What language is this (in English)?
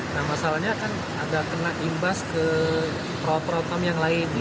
Indonesian